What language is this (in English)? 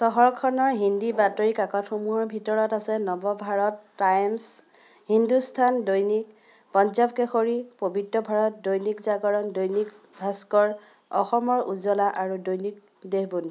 Assamese